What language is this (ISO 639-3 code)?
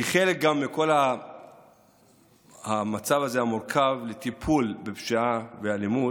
heb